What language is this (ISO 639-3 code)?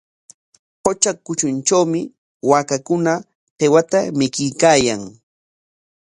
qwa